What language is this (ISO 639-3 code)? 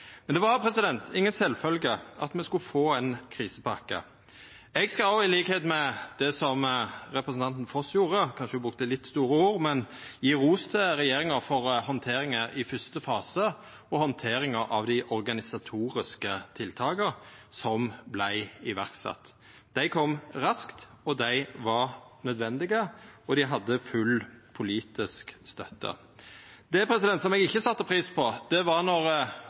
nno